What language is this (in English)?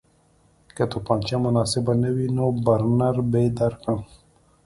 Pashto